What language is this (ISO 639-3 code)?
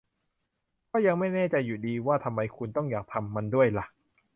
tha